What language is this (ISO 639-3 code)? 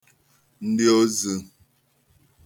ibo